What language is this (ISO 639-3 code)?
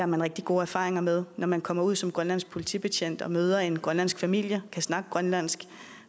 dan